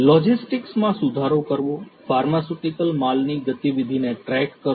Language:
Gujarati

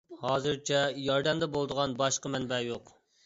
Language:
Uyghur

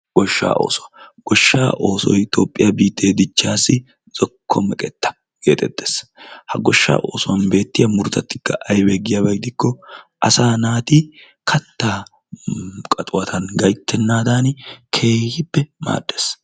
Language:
Wolaytta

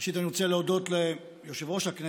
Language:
Hebrew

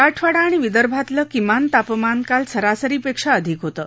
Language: Marathi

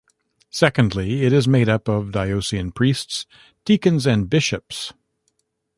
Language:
English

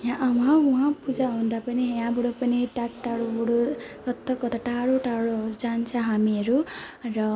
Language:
Nepali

